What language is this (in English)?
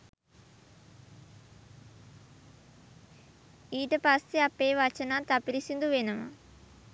Sinhala